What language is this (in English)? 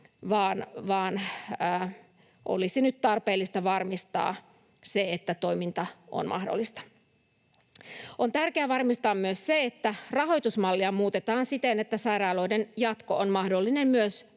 Finnish